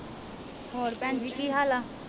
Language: Punjabi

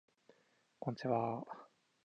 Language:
Japanese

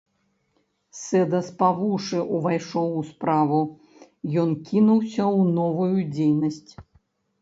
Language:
Belarusian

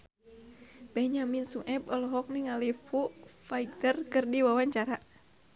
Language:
Sundanese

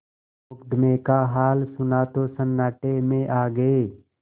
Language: Hindi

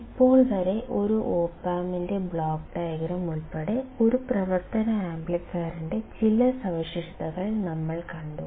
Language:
Malayalam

